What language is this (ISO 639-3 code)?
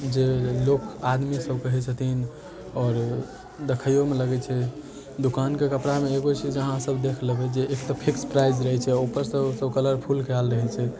mai